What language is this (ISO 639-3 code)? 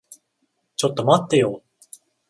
jpn